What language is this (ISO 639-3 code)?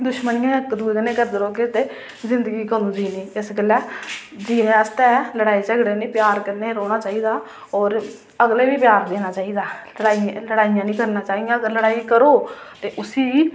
doi